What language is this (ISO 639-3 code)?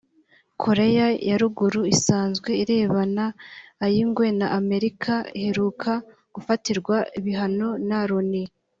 kin